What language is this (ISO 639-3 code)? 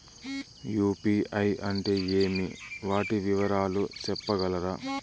tel